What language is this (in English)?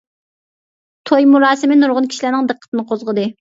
Uyghur